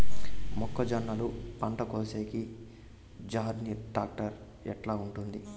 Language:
Telugu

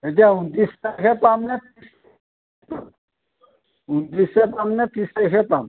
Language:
Assamese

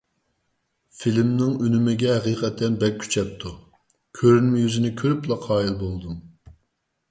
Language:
Uyghur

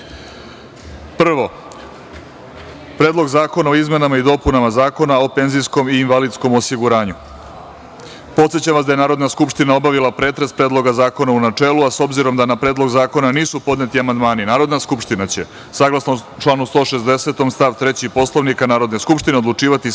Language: Serbian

